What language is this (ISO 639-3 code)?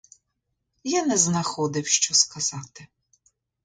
ukr